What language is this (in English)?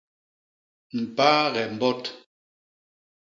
Basaa